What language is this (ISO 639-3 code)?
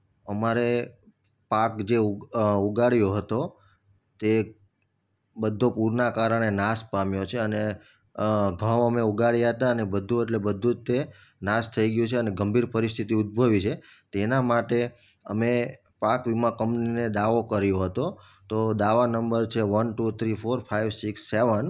guj